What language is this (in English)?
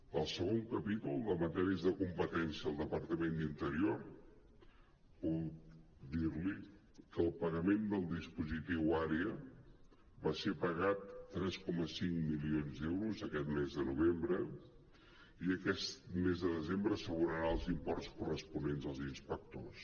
Catalan